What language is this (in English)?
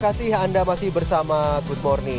Indonesian